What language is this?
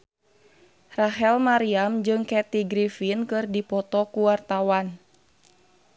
Sundanese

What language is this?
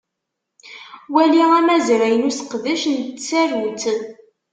Kabyle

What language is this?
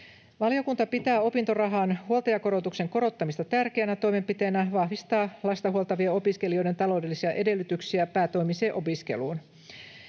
Finnish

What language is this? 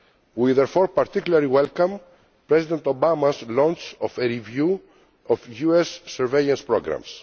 English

